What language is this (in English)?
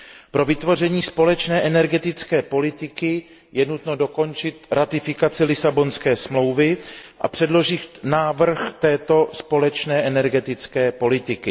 Czech